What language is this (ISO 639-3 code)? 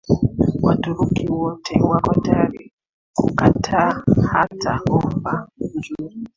swa